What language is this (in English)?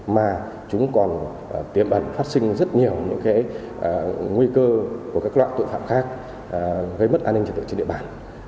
Vietnamese